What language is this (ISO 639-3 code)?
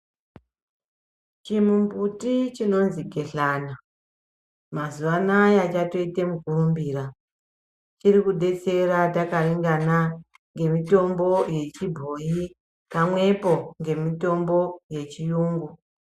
ndc